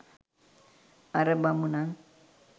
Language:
Sinhala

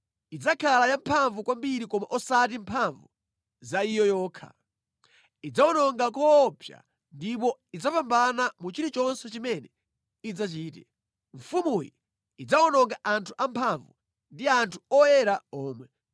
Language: Nyanja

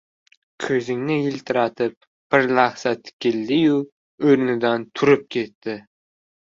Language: Uzbek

